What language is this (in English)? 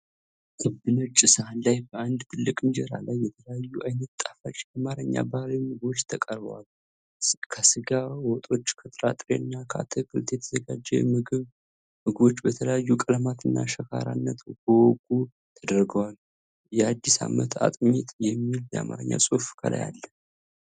Amharic